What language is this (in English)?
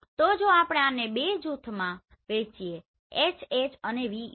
Gujarati